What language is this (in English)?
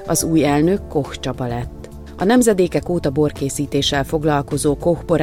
Hungarian